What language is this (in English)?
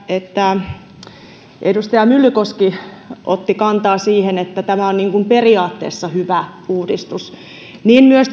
Finnish